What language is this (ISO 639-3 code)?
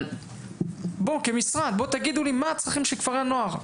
heb